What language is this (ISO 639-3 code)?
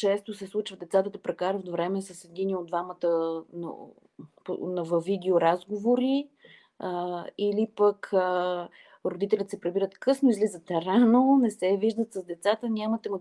bul